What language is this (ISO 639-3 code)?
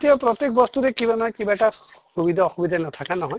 asm